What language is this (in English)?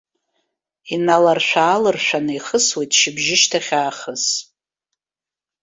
Abkhazian